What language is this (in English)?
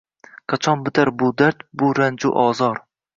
Uzbek